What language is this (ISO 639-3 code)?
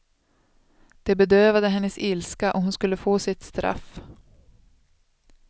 swe